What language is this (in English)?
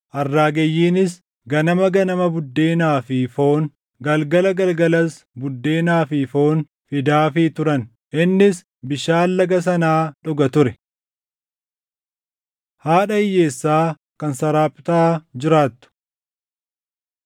Oromo